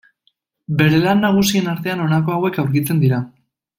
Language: Basque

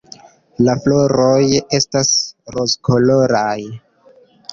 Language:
Esperanto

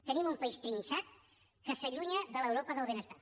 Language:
Catalan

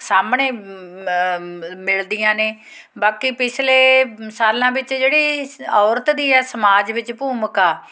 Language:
Punjabi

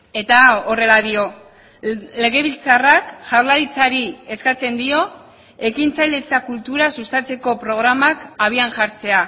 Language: Basque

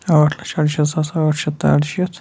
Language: Kashmiri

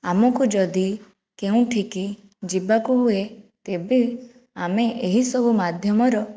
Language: Odia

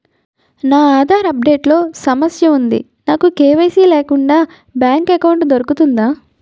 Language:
Telugu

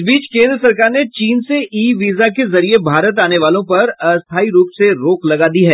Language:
Hindi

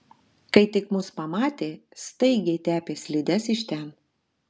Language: Lithuanian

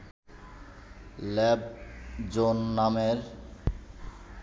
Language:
Bangla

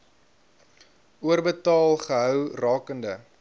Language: Afrikaans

